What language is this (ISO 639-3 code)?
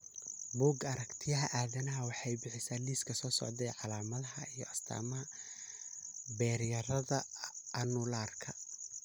som